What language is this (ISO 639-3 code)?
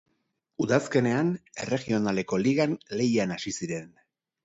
eus